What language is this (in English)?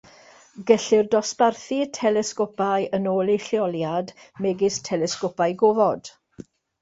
Welsh